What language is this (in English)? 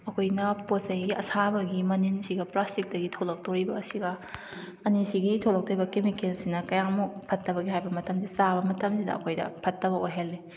Manipuri